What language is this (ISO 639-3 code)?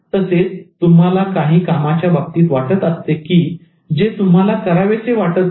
mar